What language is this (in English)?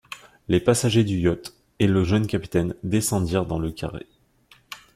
French